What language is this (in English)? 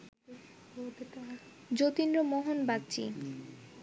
Bangla